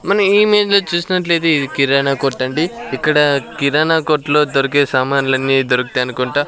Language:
Telugu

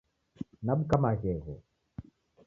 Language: Taita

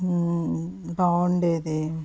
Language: Telugu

